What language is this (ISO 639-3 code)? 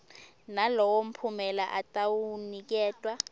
ssw